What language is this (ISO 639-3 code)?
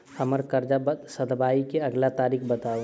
mai